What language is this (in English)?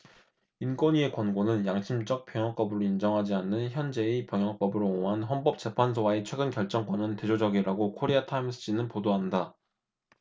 Korean